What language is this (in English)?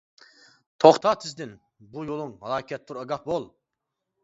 Uyghur